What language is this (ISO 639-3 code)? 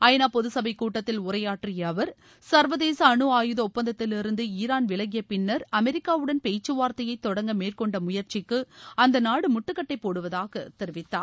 tam